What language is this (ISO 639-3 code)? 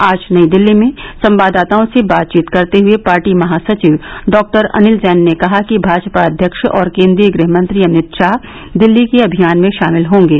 hin